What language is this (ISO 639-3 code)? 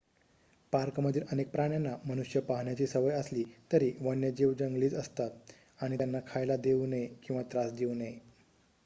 mar